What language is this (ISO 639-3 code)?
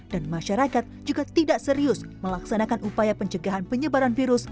ind